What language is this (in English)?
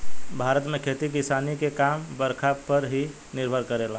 Bhojpuri